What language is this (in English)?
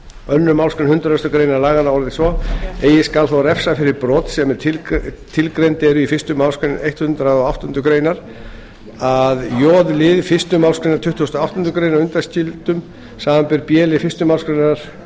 Icelandic